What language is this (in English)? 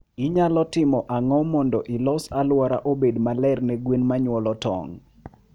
Luo (Kenya and Tanzania)